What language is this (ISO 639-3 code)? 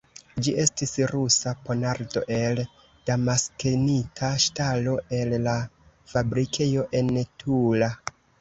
epo